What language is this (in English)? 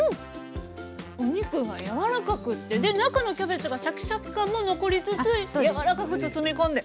Japanese